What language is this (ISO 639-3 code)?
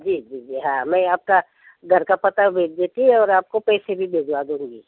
hin